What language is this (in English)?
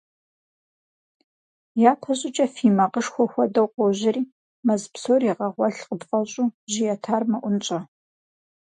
Kabardian